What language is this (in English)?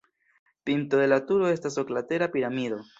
Esperanto